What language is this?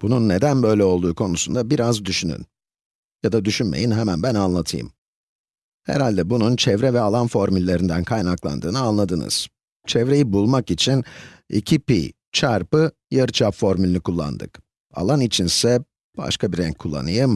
Turkish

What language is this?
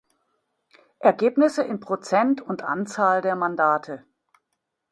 German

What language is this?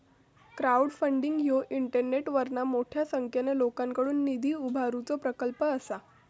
Marathi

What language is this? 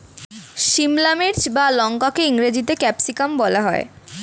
Bangla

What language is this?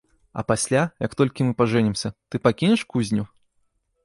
Belarusian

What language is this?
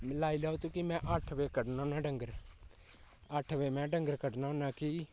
Dogri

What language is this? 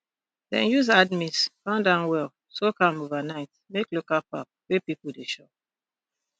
Nigerian Pidgin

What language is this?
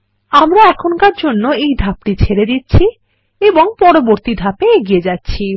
Bangla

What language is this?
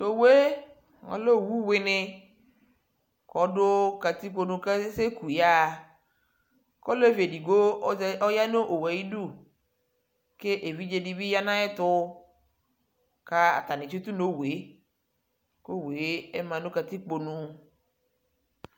Ikposo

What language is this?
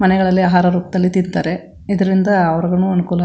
Kannada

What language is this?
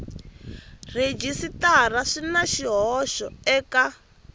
Tsonga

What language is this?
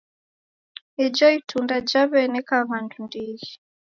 Taita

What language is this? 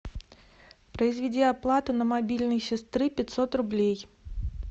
Russian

